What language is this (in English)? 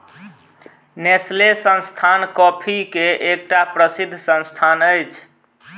Maithili